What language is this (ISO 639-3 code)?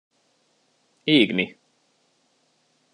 hun